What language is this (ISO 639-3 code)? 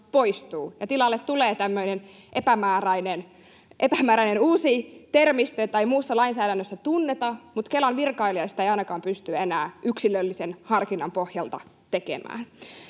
fin